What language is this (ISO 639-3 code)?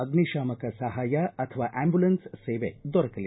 kan